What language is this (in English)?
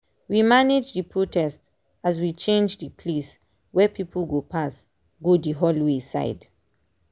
Nigerian Pidgin